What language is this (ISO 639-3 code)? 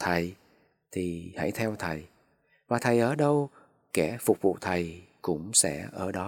vie